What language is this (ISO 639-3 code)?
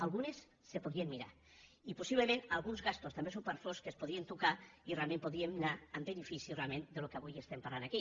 cat